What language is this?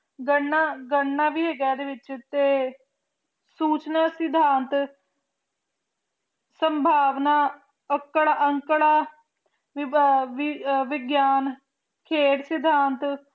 Punjabi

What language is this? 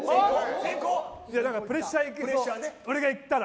Japanese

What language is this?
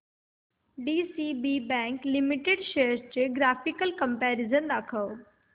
Marathi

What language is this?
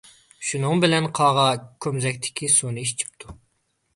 Uyghur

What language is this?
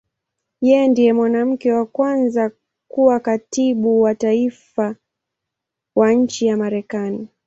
Swahili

